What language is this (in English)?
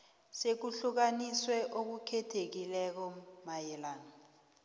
South Ndebele